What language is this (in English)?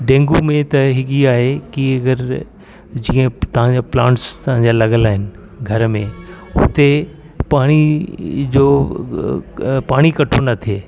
Sindhi